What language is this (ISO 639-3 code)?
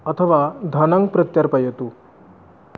san